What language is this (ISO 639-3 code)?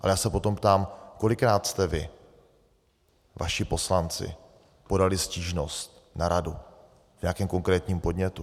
ces